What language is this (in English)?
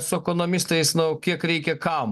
Lithuanian